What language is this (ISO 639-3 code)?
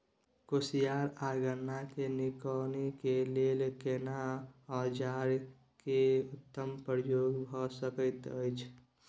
mai